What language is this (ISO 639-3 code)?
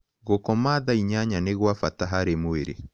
kik